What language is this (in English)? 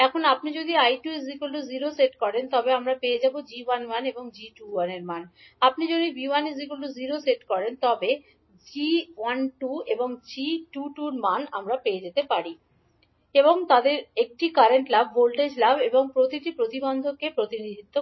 Bangla